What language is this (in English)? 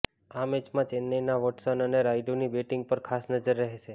Gujarati